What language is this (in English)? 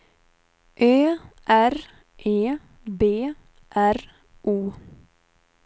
Swedish